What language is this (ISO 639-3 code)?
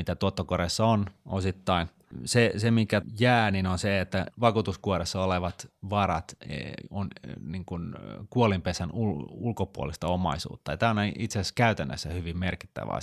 fin